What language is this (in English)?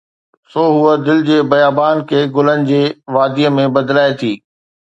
Sindhi